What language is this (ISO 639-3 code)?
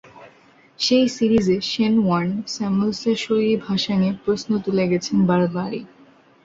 ben